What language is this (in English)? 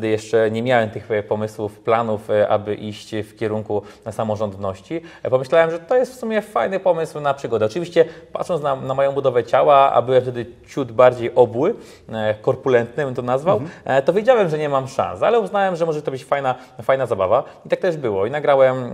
Polish